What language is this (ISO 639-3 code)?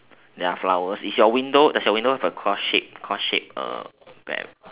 eng